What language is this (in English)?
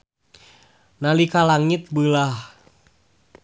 Sundanese